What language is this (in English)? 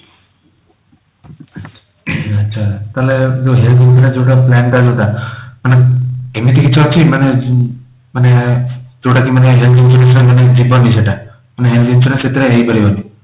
Odia